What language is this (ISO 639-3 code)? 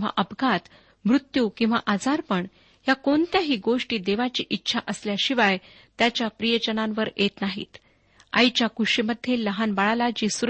mar